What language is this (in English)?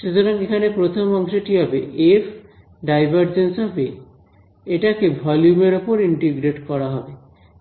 Bangla